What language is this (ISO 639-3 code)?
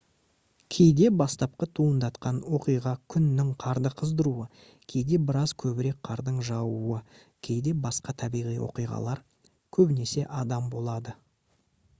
kaz